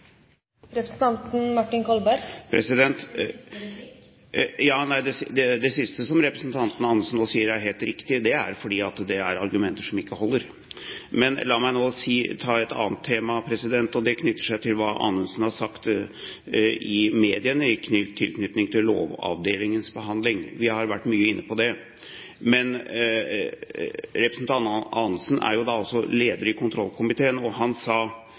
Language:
Norwegian Bokmål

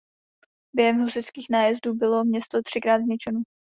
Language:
Czech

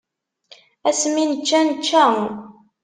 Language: Kabyle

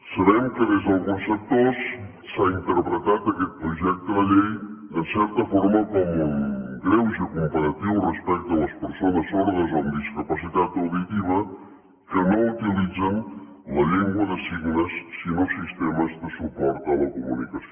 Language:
Catalan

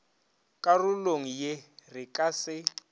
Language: Northern Sotho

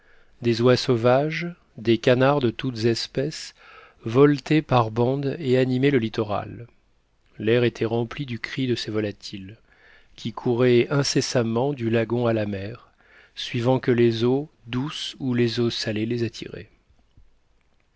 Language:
French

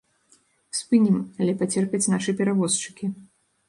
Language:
Belarusian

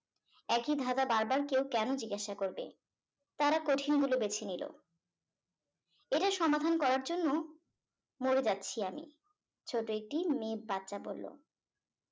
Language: Bangla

